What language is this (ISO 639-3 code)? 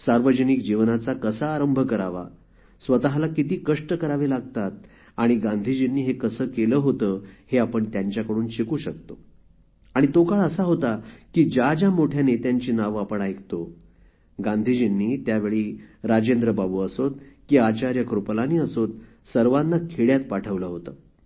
mar